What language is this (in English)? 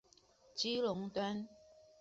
Chinese